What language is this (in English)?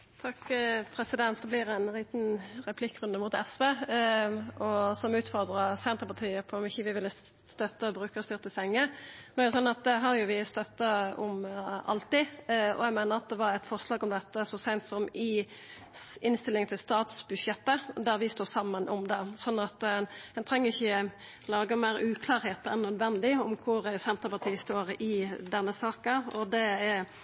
Norwegian Nynorsk